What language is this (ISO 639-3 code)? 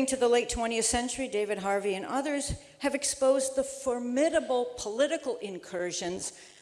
eng